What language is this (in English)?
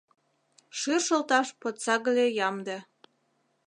Mari